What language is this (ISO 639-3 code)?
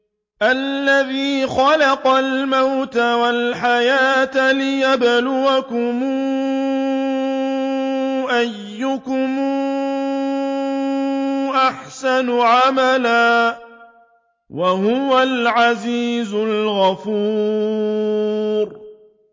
ara